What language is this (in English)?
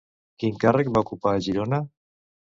Catalan